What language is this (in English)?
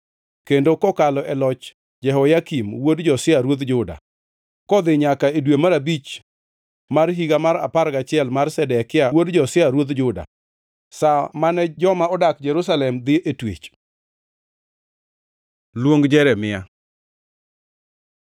Luo (Kenya and Tanzania)